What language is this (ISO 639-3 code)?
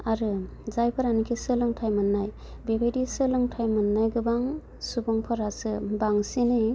brx